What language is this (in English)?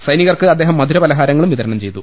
Malayalam